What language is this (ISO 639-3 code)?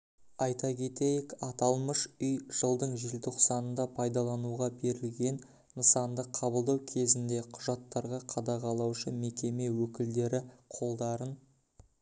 kaz